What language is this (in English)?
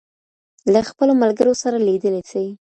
Pashto